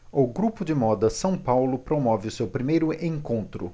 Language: Portuguese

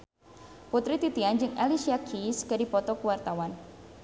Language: Sundanese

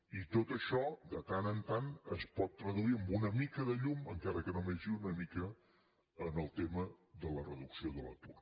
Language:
Catalan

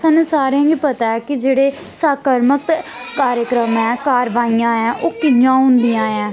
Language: Dogri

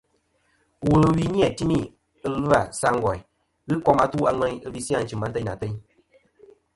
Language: Kom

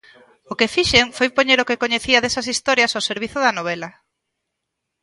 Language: Galician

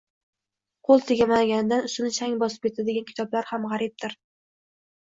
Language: Uzbek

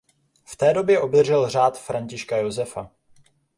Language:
Czech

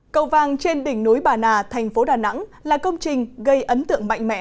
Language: Vietnamese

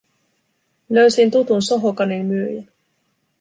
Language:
Finnish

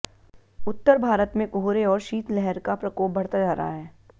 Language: Hindi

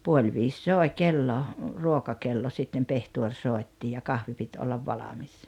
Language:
Finnish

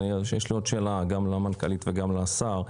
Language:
Hebrew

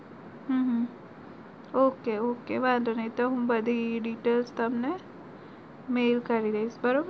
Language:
Gujarati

